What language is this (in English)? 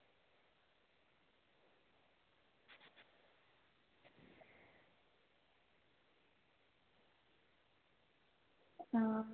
Dogri